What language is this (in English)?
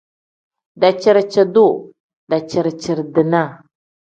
Tem